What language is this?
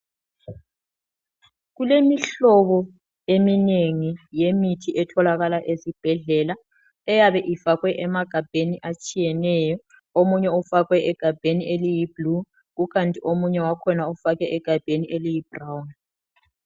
North Ndebele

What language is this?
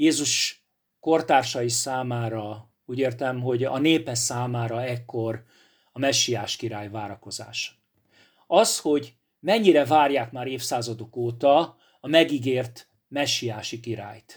Hungarian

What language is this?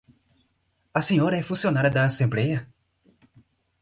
Portuguese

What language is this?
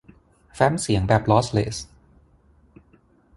Thai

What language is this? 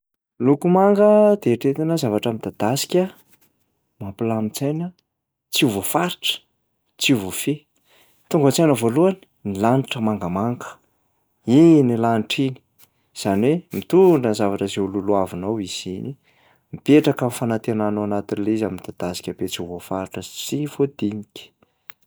Malagasy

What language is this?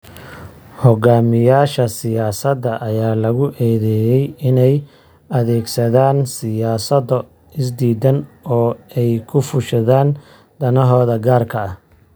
Somali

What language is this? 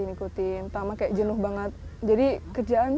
Indonesian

